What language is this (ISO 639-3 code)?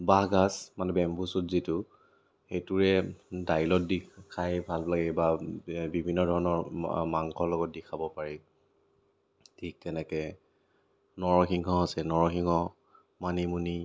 asm